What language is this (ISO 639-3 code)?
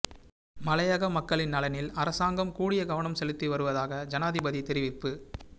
tam